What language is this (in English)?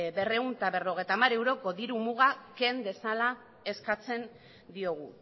Basque